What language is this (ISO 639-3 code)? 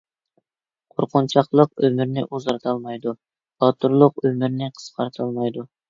uig